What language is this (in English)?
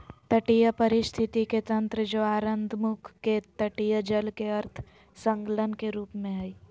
Magahi